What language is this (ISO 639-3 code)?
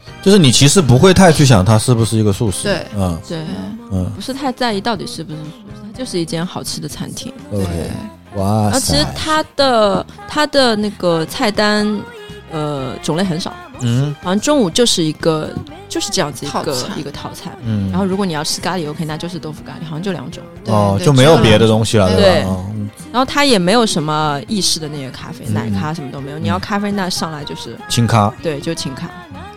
zho